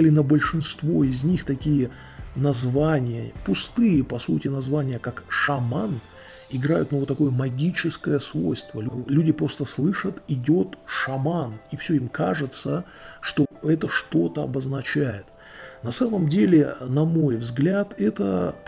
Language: Russian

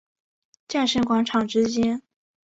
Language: Chinese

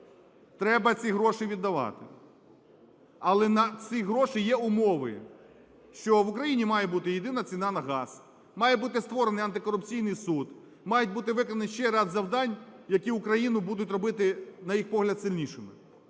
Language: Ukrainian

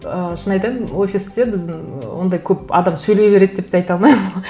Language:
Kazakh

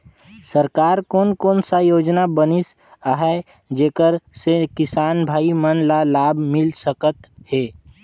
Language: Chhattisgarhi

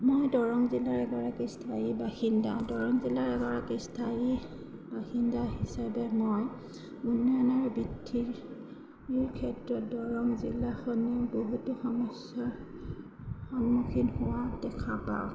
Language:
Assamese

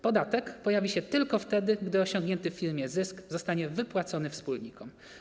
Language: Polish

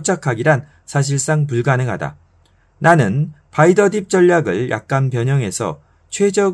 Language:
Korean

